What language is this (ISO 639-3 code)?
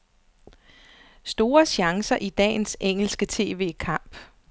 dan